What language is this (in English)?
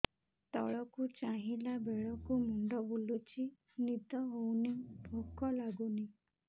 Odia